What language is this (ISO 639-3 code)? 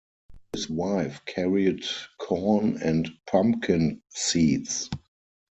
eng